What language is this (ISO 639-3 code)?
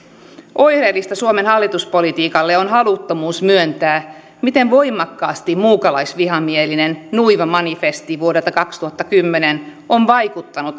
fin